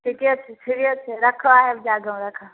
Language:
Maithili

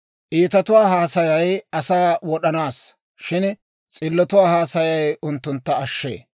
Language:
Dawro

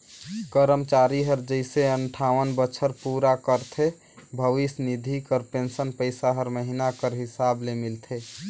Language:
Chhattisgarhi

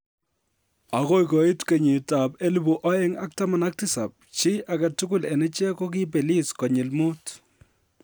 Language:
Kalenjin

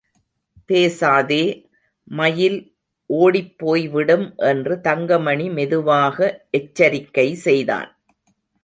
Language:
Tamil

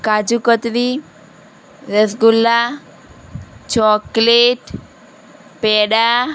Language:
Gujarati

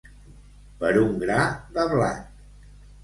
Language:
Catalan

